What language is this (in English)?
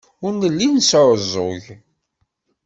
Kabyle